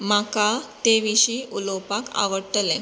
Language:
Konkani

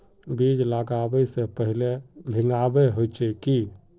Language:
Magahi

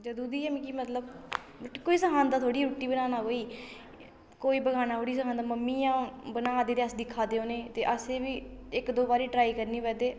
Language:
Dogri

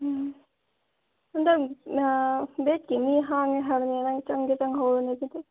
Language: Manipuri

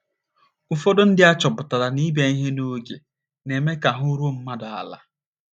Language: Igbo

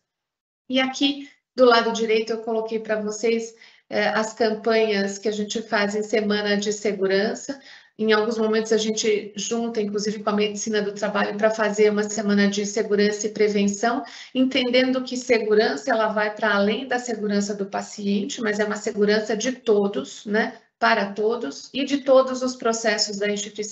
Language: Portuguese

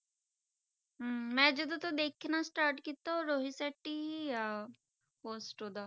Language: Punjabi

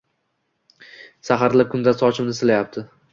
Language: Uzbek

